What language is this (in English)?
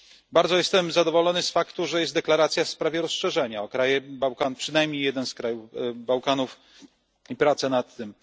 Polish